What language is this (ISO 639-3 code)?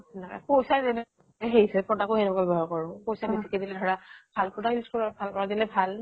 asm